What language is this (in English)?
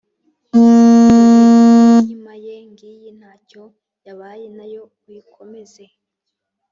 Kinyarwanda